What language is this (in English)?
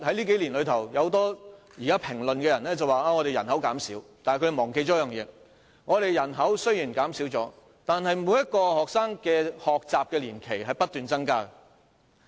Cantonese